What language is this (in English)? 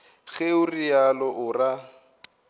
Northern Sotho